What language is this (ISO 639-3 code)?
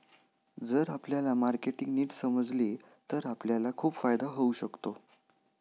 mar